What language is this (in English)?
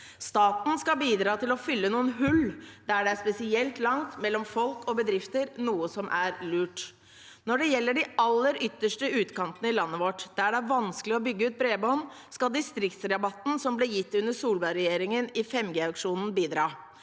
Norwegian